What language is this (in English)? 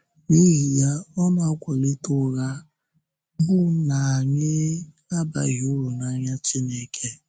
Igbo